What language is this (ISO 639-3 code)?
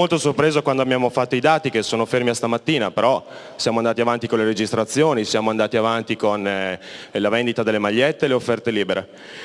ita